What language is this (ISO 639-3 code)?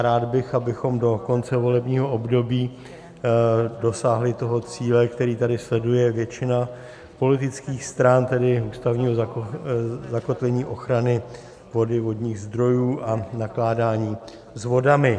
ces